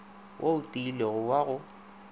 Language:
Northern Sotho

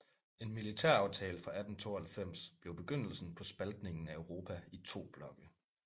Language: Danish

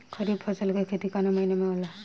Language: Bhojpuri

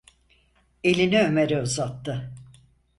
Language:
Turkish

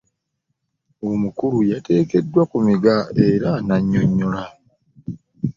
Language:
Ganda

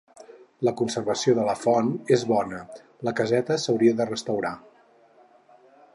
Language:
Catalan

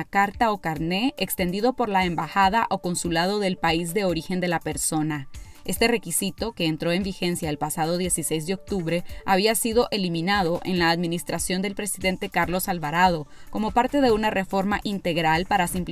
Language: Spanish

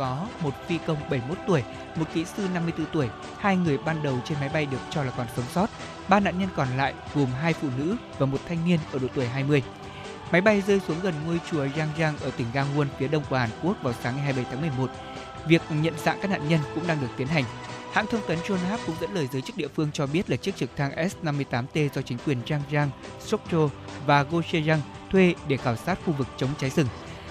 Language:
Vietnamese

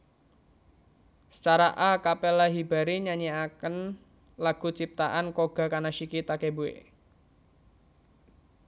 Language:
Javanese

